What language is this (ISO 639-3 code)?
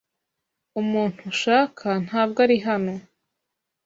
kin